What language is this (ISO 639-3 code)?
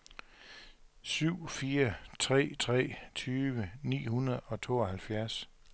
dan